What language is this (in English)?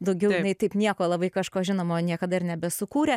Lithuanian